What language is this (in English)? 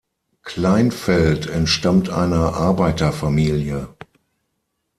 German